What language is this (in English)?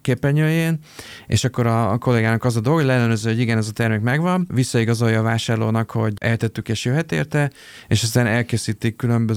Hungarian